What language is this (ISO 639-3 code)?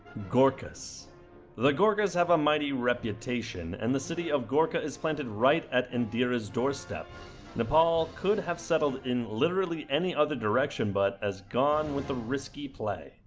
eng